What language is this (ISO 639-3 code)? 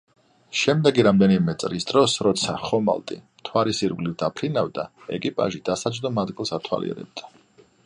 kat